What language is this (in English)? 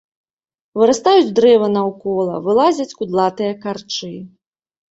Belarusian